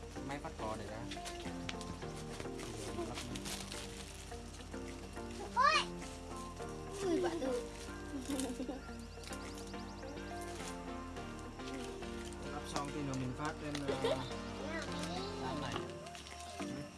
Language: Vietnamese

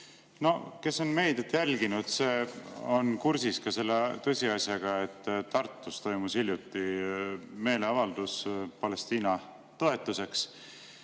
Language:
Estonian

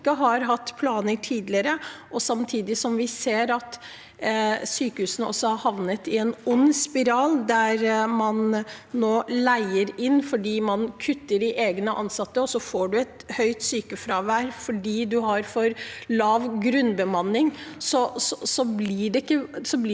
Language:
Norwegian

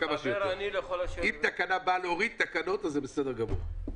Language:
Hebrew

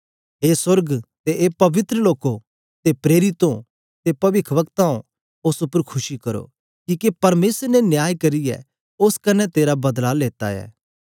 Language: Dogri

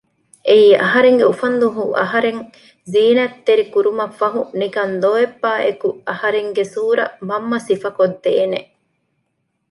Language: Divehi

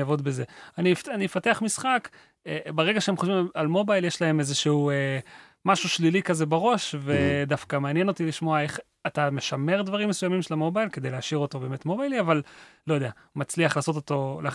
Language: Hebrew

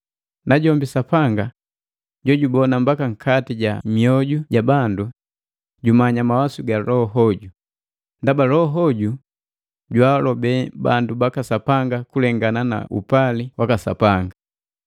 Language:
Matengo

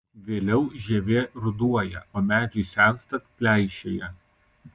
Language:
Lithuanian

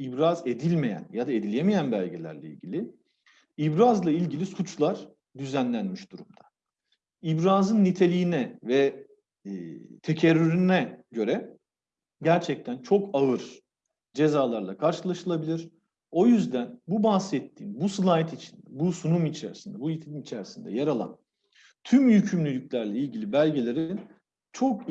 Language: Turkish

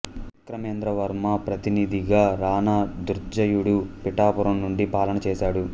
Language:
Telugu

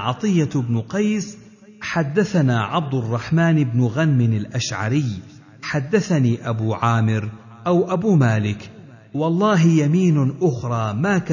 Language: Arabic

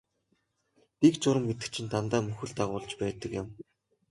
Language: Mongolian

